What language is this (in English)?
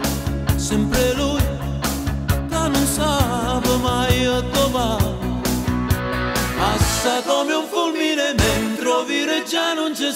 Romanian